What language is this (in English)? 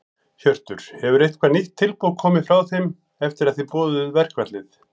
Icelandic